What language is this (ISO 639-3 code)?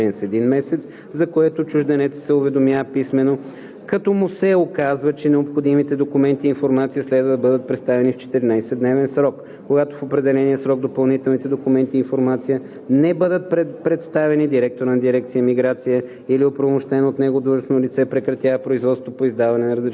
bul